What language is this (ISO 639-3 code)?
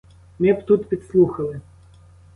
ukr